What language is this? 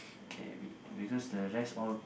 English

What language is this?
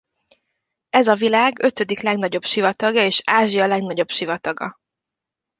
Hungarian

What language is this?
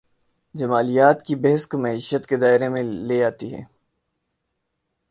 Urdu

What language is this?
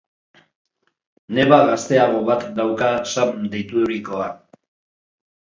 Basque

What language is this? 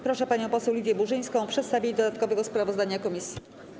Polish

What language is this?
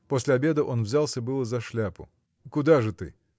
Russian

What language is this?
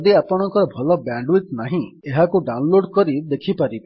Odia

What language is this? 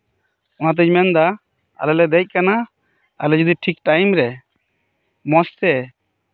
Santali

